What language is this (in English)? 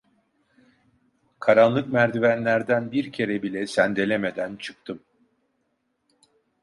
Turkish